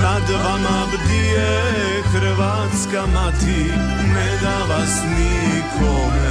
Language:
Croatian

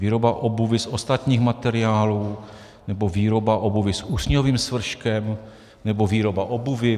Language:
Czech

